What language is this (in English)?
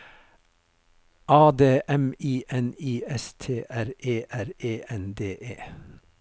Norwegian